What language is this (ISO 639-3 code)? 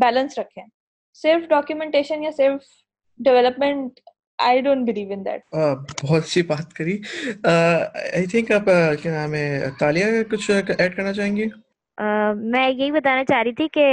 urd